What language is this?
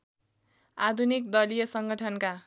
Nepali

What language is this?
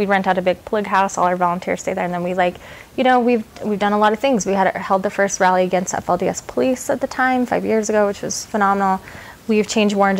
English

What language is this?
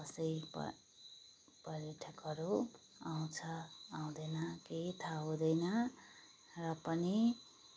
Nepali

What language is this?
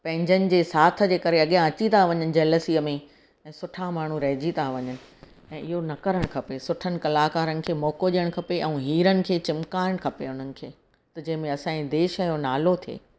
Sindhi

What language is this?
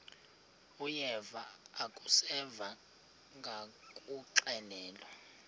Xhosa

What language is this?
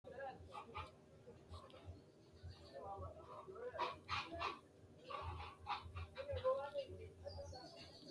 Sidamo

